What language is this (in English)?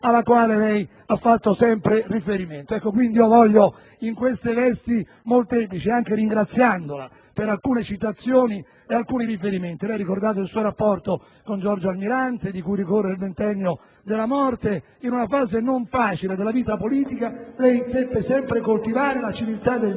Italian